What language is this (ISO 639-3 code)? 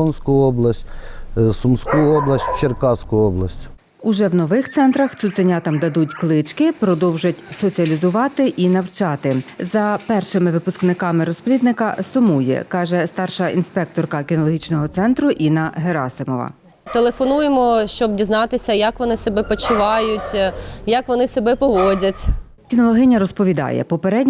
ukr